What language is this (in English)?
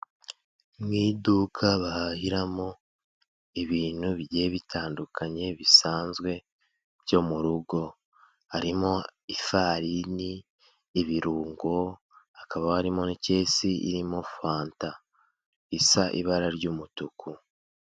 Kinyarwanda